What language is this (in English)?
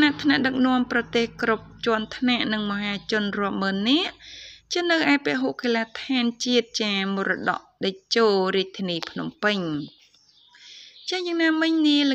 Romanian